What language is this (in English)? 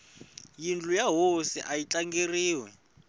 Tsonga